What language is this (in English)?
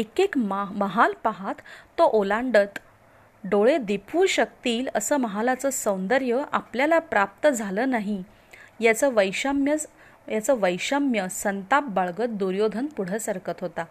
Marathi